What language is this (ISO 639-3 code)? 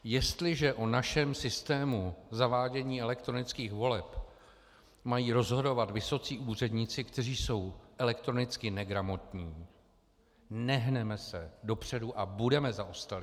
ces